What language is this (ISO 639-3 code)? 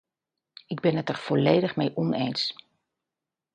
nld